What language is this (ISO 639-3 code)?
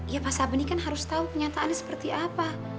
ind